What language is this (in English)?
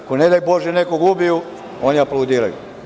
Serbian